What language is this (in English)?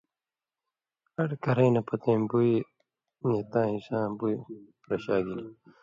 Indus Kohistani